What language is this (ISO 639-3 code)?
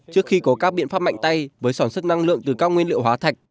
vie